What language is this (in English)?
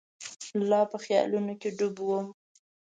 Pashto